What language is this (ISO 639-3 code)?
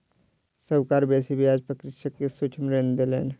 mai